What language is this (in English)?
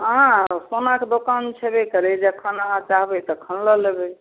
Maithili